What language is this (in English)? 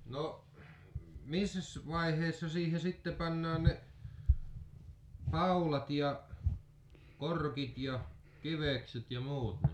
Finnish